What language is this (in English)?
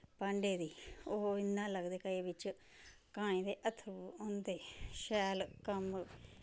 Dogri